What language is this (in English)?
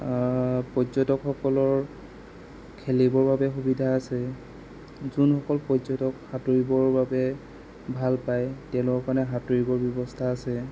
Assamese